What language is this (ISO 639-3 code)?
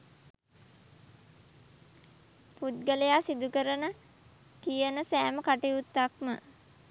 sin